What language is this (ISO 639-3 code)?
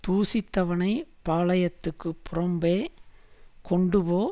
tam